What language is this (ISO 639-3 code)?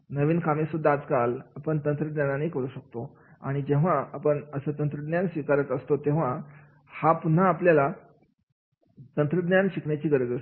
mar